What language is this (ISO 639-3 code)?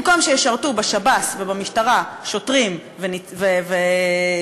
heb